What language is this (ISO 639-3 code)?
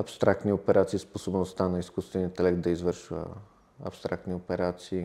bul